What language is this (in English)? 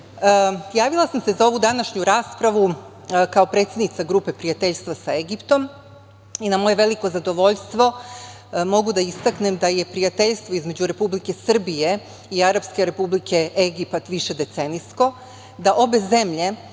Serbian